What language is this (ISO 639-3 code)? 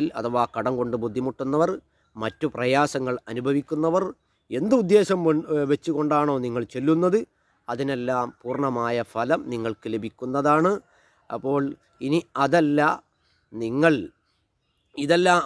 ara